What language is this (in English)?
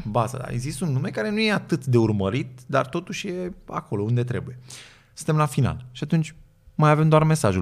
Romanian